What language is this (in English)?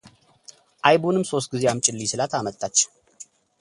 Amharic